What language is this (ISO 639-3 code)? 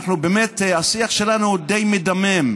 heb